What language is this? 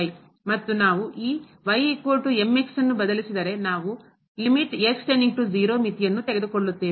Kannada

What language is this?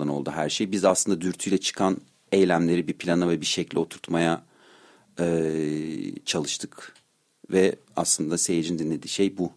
Turkish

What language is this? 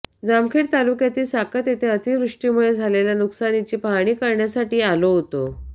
Marathi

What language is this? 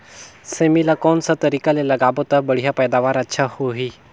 Chhattisgarhi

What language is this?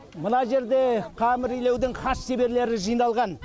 Kazakh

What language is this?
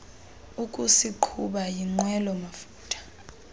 Xhosa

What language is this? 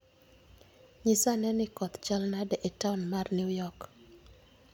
Luo (Kenya and Tanzania)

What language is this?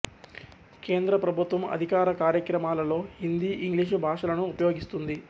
Telugu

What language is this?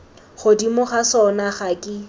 Tswana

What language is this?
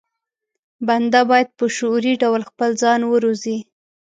Pashto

